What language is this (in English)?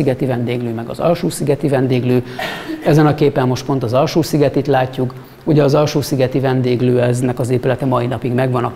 Hungarian